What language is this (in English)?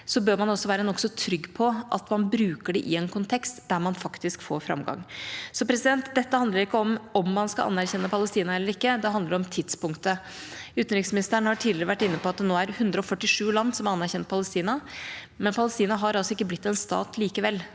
Norwegian